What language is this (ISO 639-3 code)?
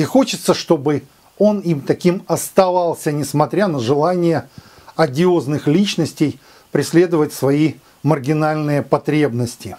rus